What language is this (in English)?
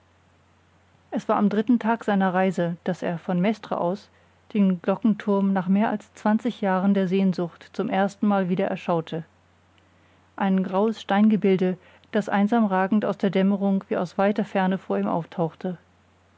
German